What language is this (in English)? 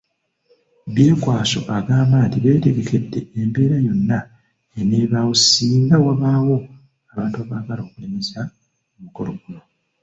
Ganda